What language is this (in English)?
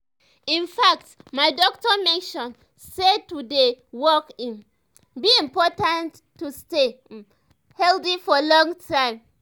Nigerian Pidgin